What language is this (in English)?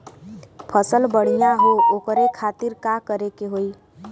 Bhojpuri